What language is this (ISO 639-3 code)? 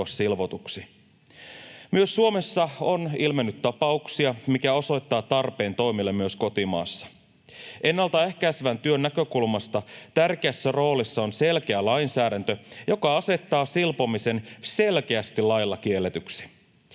fin